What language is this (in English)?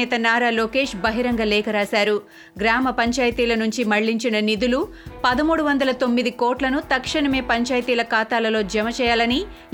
Telugu